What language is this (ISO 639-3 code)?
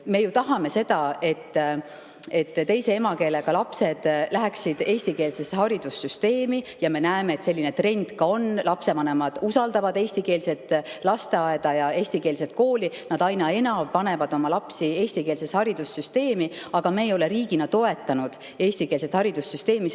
est